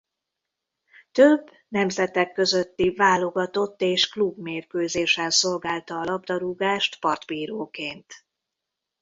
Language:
Hungarian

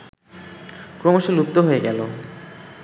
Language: Bangla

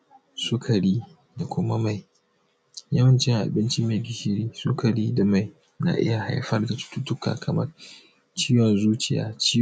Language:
Hausa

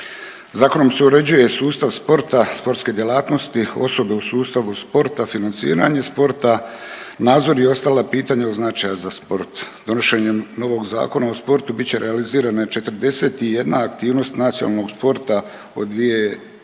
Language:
Croatian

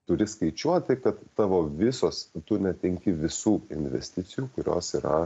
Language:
Lithuanian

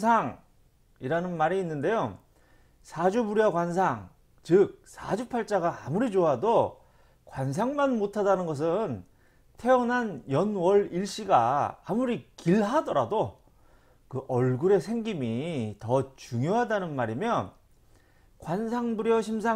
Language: Korean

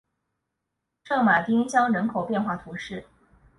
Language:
Chinese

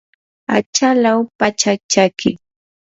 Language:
Yanahuanca Pasco Quechua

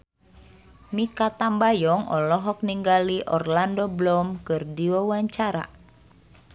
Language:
Sundanese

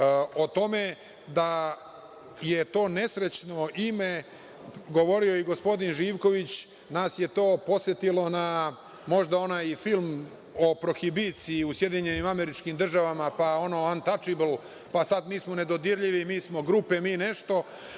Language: Serbian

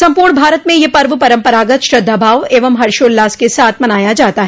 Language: Hindi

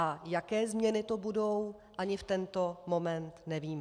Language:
Czech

